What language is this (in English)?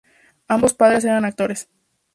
Spanish